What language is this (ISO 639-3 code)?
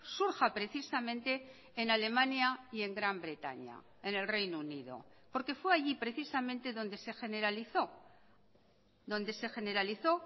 spa